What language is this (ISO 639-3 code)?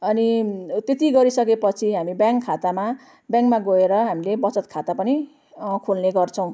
nep